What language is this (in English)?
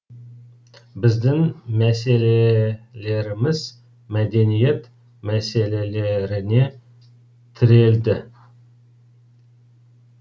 Kazakh